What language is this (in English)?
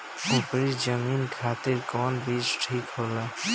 Bhojpuri